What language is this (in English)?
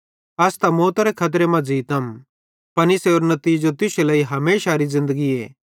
Bhadrawahi